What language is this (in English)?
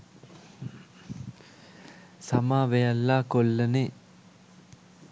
Sinhala